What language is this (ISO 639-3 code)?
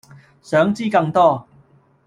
yue